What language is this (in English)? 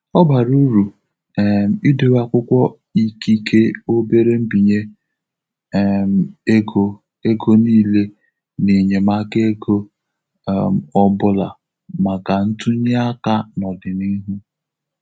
Igbo